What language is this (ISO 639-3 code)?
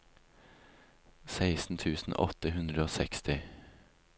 nor